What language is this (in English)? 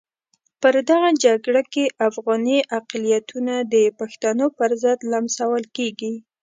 Pashto